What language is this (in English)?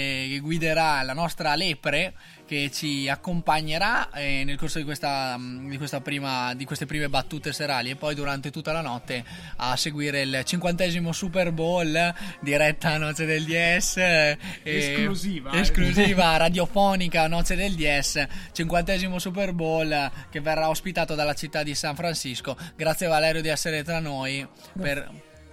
Italian